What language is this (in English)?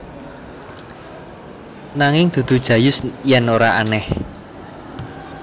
Javanese